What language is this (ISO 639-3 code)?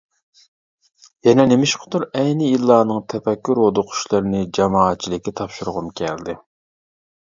uig